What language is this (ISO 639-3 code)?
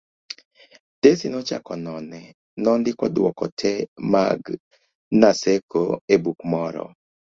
luo